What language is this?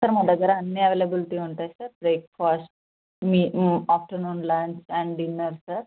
Telugu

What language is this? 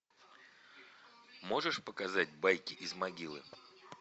Russian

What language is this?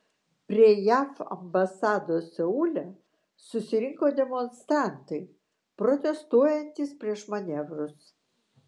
Lithuanian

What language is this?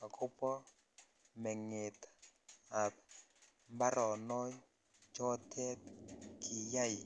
Kalenjin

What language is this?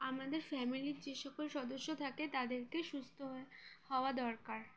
Bangla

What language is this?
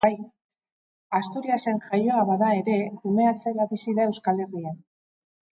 Basque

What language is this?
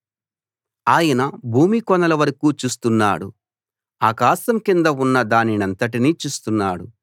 Telugu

